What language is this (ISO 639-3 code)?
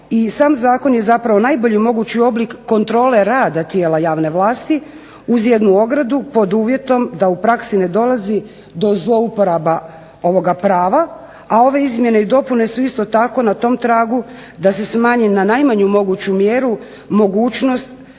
hrv